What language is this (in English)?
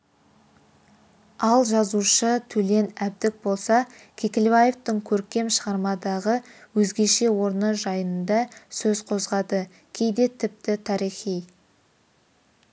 Kazakh